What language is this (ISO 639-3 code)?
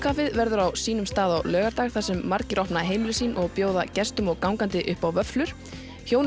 isl